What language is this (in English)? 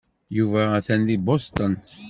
Kabyle